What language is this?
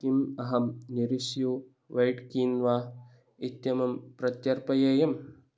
Sanskrit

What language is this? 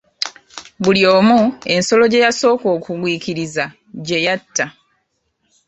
Ganda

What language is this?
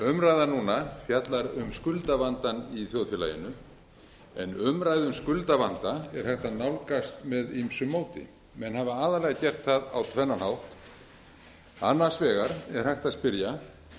Icelandic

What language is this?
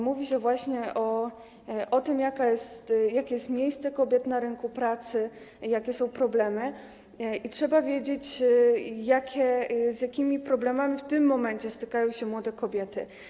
Polish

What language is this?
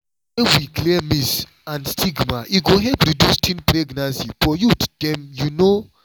Nigerian Pidgin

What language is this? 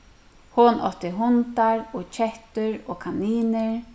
Faroese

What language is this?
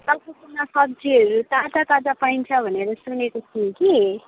Nepali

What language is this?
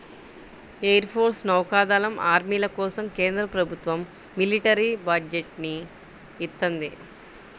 Telugu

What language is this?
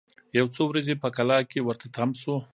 Pashto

